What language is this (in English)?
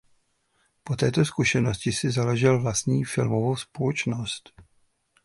Czech